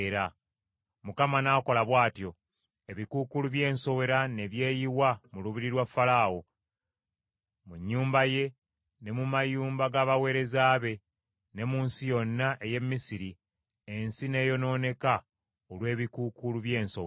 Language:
Ganda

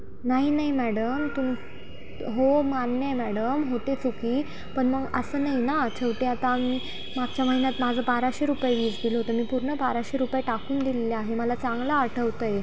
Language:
Marathi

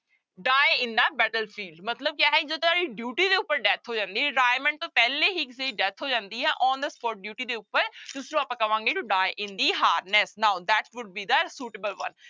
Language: Punjabi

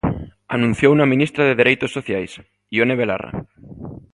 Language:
Galician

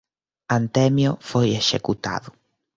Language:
Galician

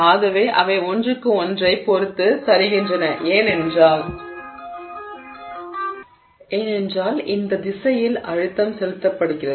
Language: Tamil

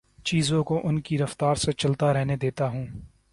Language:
Urdu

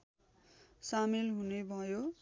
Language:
Nepali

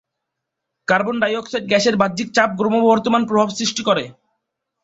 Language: Bangla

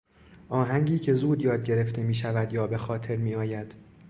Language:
Persian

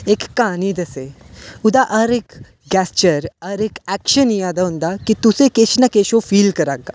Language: Dogri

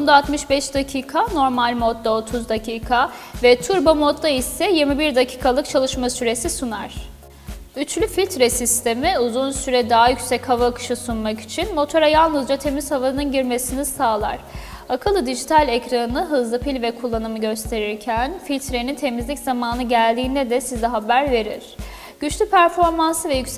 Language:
Turkish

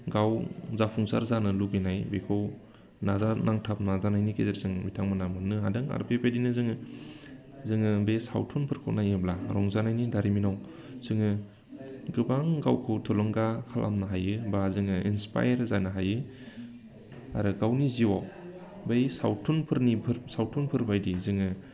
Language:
Bodo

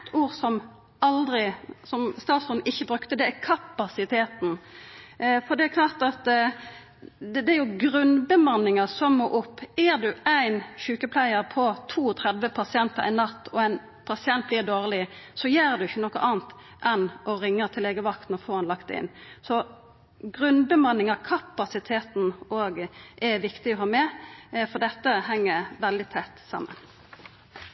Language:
Norwegian Nynorsk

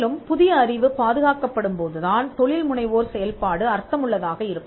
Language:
Tamil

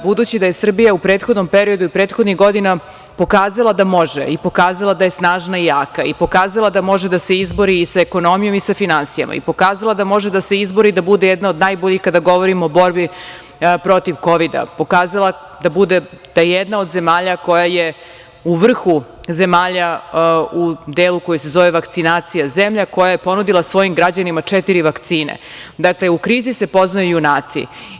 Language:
Serbian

